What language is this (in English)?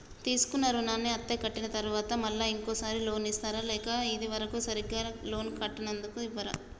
Telugu